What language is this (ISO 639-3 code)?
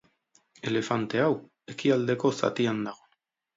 eus